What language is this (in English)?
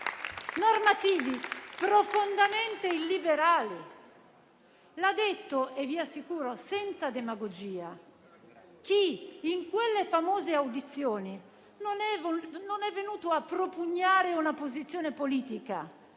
Italian